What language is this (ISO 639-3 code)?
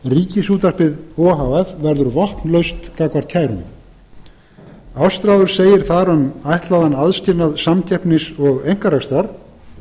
isl